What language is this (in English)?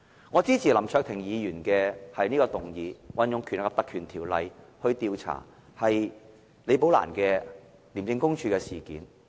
Cantonese